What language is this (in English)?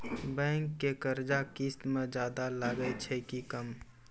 Maithili